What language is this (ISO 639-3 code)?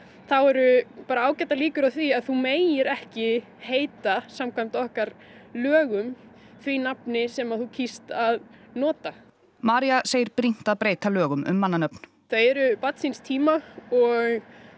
isl